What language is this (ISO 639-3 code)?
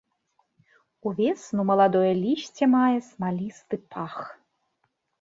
bel